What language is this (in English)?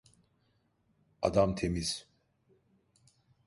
Turkish